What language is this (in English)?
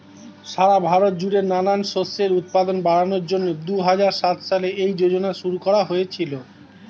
Bangla